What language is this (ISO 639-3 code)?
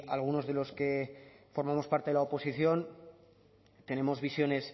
spa